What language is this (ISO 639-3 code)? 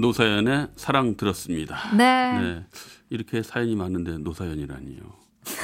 kor